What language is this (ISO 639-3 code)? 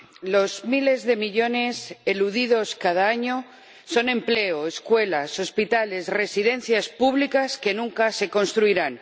spa